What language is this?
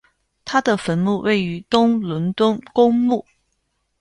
Chinese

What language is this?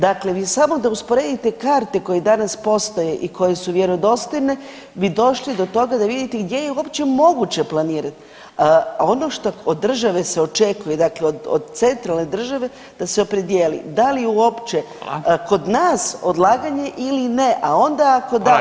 Croatian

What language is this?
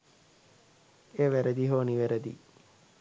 Sinhala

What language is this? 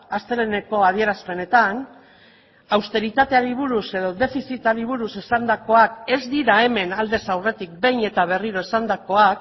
Basque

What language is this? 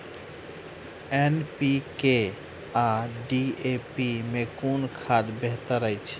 Maithili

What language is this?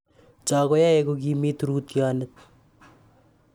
Kalenjin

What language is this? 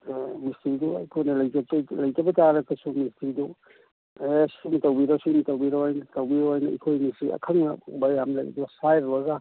Manipuri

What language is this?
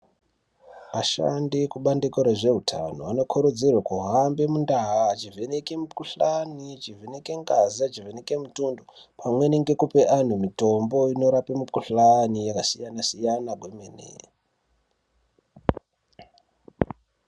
Ndau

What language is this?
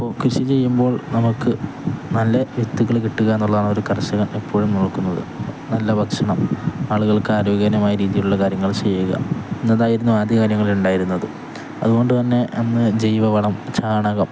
Malayalam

